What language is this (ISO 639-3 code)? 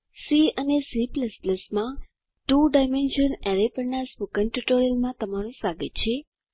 guj